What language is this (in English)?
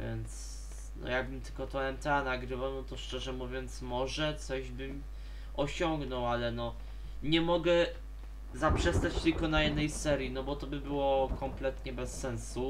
Polish